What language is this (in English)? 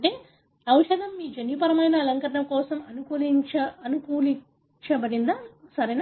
Telugu